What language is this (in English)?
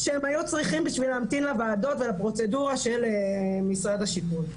Hebrew